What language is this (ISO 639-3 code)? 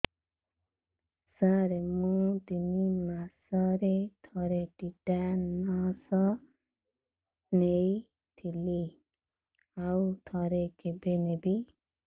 ori